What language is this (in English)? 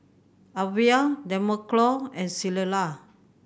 English